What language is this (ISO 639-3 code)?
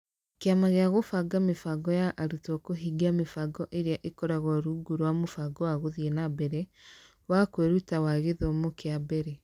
kik